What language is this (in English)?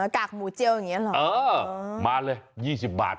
Thai